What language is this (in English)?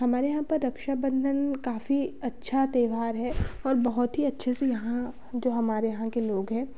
Hindi